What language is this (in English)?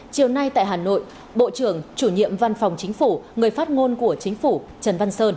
Vietnamese